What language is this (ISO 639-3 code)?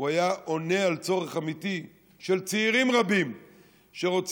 heb